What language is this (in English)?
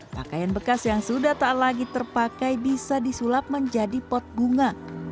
Indonesian